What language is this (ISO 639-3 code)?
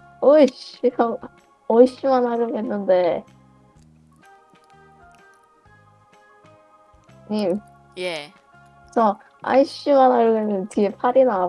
kor